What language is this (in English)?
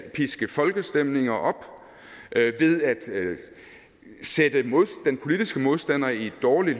Danish